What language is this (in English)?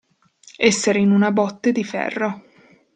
Italian